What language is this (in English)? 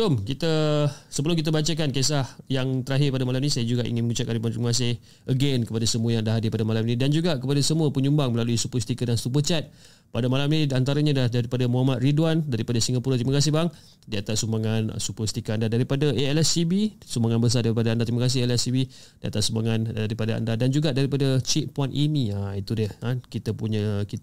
Malay